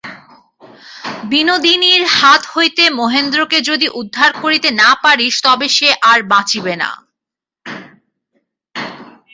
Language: Bangla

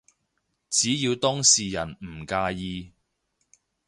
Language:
Cantonese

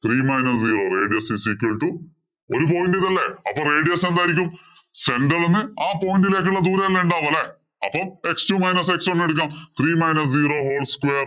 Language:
Malayalam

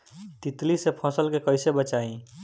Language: Bhojpuri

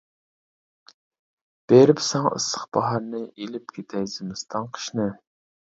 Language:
Uyghur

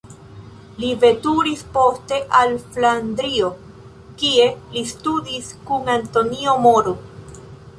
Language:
Esperanto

